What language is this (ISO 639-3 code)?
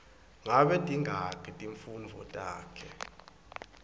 ssw